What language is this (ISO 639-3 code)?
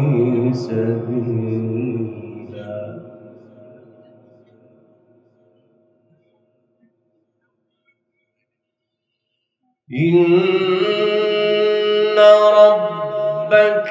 ara